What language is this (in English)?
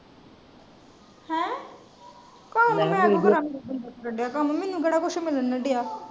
Punjabi